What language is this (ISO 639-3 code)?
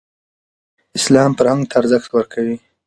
pus